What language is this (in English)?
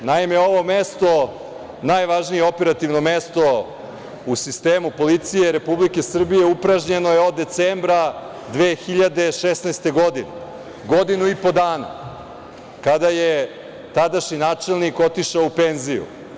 Serbian